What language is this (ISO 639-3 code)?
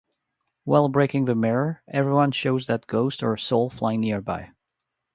eng